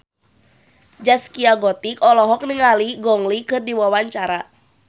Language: Sundanese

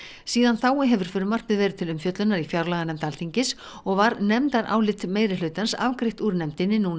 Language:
Icelandic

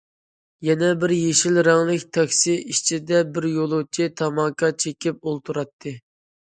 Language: Uyghur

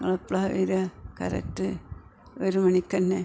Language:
Malayalam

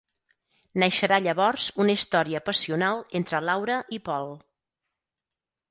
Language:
Catalan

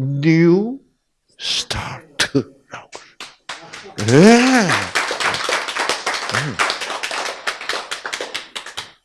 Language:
Korean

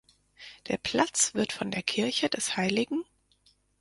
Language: German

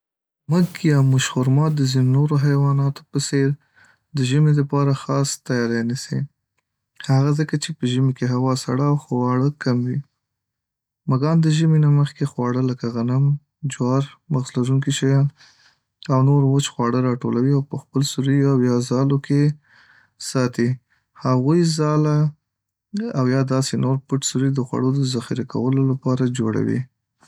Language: Pashto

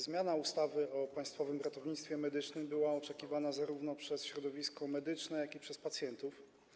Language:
Polish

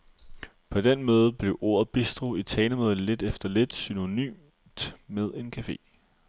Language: Danish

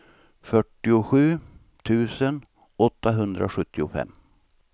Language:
Swedish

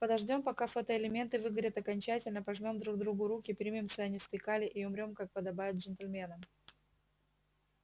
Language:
Russian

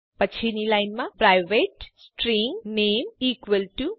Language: Gujarati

